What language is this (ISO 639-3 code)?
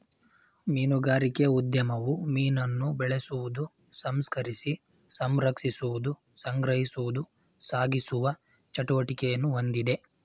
kan